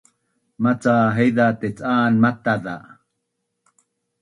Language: Bunun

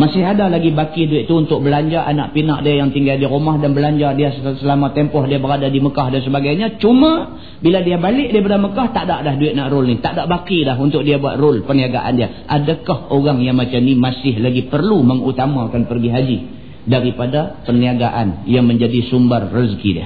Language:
Malay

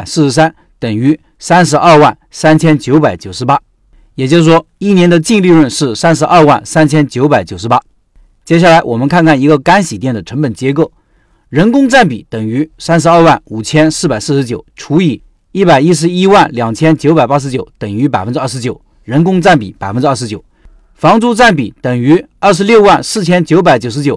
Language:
Chinese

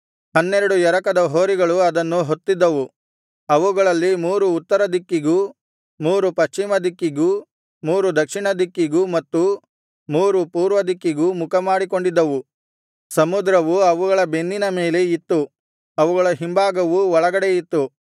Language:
Kannada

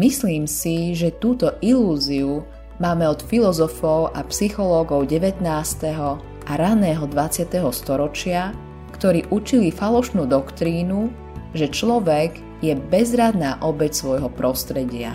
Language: Slovak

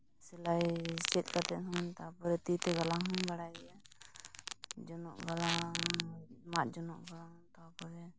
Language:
Santali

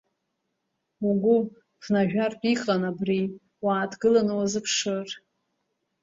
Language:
Abkhazian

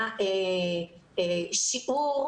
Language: Hebrew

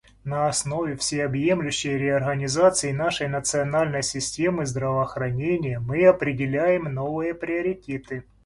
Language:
Russian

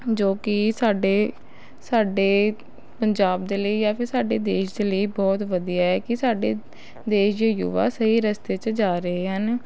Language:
Punjabi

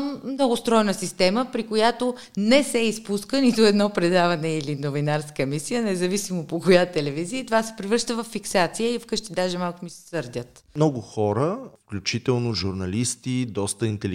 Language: Bulgarian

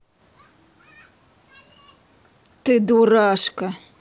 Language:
Russian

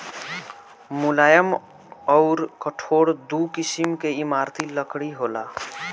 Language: Bhojpuri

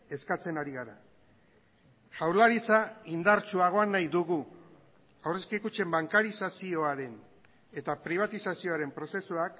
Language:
Basque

